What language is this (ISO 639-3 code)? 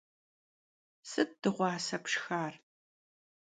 kbd